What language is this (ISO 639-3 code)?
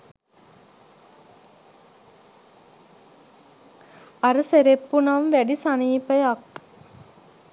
sin